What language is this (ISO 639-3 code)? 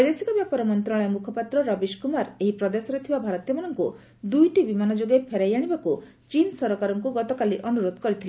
ori